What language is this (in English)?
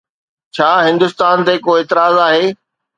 Sindhi